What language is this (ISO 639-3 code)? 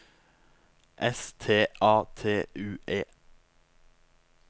nor